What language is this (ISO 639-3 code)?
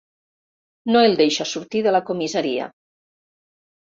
cat